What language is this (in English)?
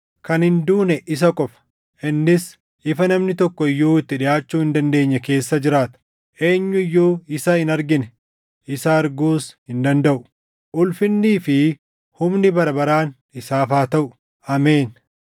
Oromo